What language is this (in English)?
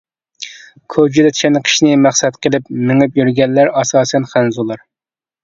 Uyghur